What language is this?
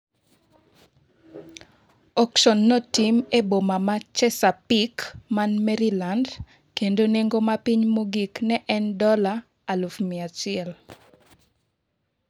Luo (Kenya and Tanzania)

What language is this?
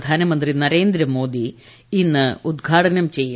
Malayalam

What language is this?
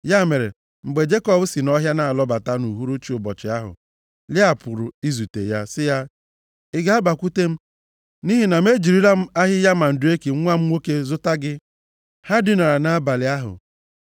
Igbo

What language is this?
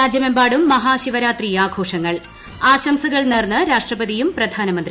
Malayalam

